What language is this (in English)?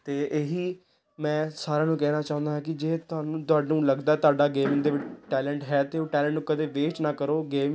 Punjabi